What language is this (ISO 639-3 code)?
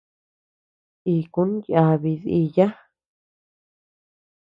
cux